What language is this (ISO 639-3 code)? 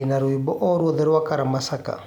kik